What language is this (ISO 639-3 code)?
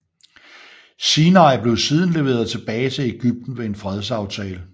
dan